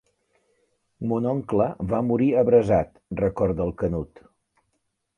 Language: Catalan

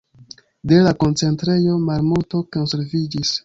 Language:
Esperanto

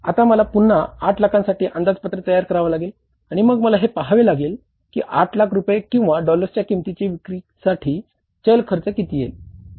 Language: Marathi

